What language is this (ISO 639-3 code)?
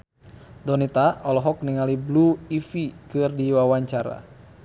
sun